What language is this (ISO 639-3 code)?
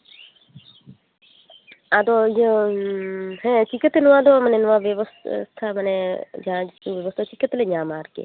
sat